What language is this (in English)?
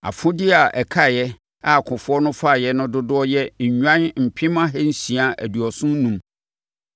Akan